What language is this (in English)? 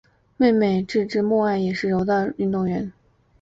Chinese